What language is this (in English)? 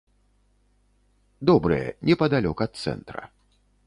Belarusian